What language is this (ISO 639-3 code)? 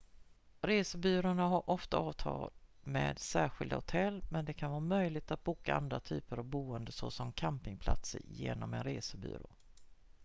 swe